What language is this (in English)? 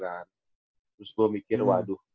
Indonesian